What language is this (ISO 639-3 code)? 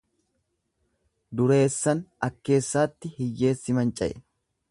orm